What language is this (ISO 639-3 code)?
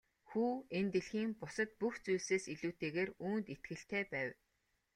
mon